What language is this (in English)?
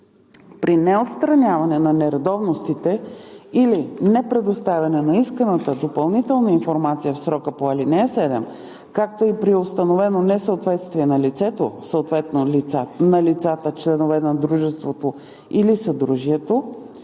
Bulgarian